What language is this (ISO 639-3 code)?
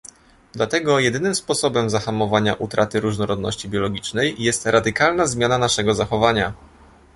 pol